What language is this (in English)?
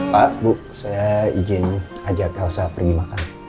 Indonesian